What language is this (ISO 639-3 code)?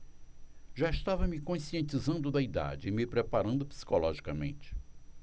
por